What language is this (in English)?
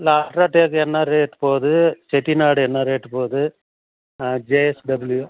Tamil